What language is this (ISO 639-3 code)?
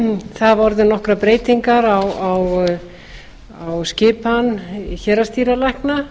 isl